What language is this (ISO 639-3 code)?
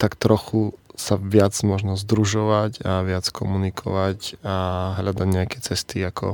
slk